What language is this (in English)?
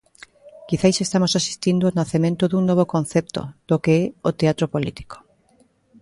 Galician